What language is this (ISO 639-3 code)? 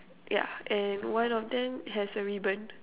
eng